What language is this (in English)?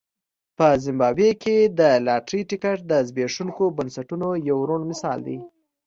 Pashto